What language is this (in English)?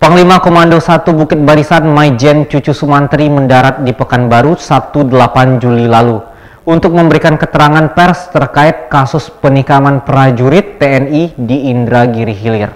Indonesian